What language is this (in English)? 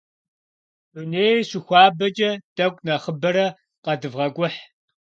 Kabardian